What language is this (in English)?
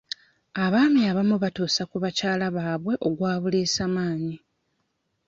Ganda